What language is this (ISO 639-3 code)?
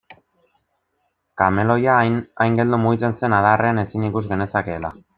eus